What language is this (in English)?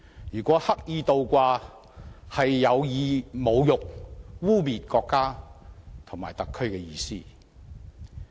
Cantonese